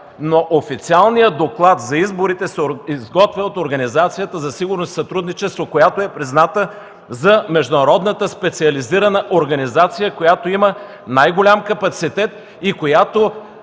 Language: Bulgarian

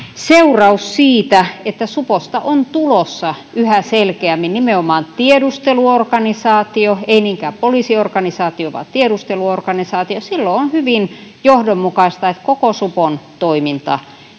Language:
Finnish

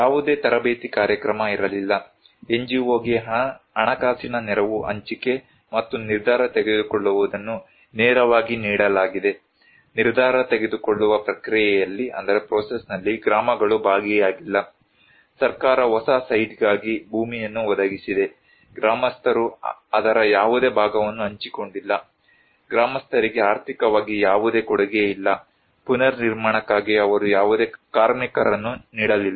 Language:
Kannada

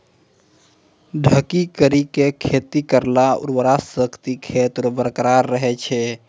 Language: Maithili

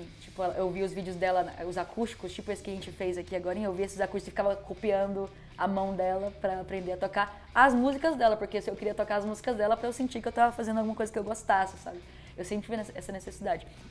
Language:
Portuguese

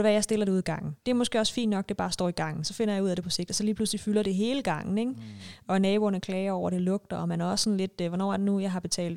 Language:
Danish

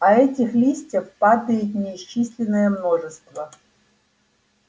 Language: Russian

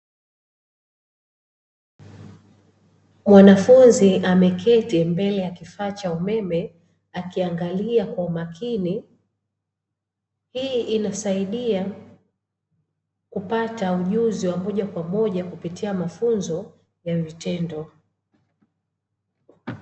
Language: Swahili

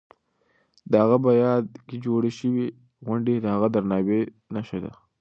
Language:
Pashto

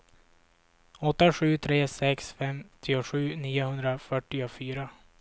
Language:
Swedish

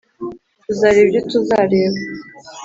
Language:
Kinyarwanda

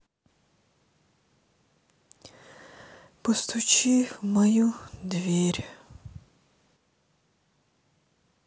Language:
Russian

